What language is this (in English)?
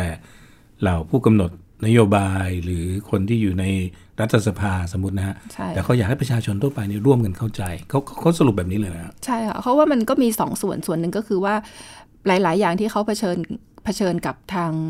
Thai